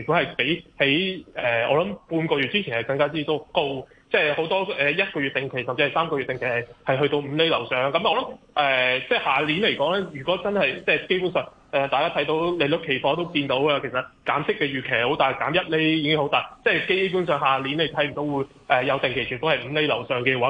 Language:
Chinese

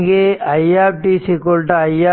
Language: Tamil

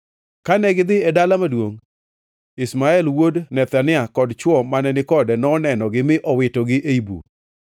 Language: Luo (Kenya and Tanzania)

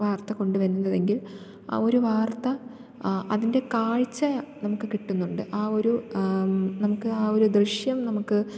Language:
Malayalam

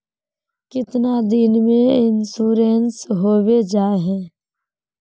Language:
Magahi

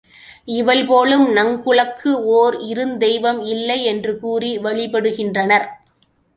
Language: Tamil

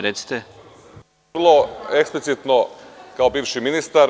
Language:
Serbian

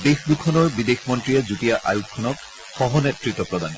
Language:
Assamese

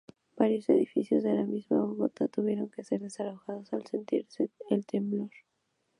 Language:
Spanish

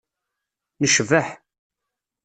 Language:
Kabyle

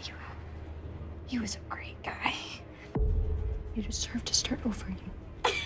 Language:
English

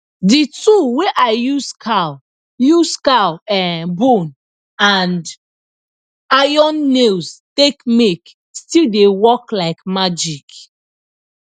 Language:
Nigerian Pidgin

